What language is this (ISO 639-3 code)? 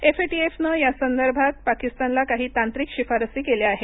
mar